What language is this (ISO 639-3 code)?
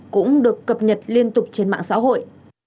vie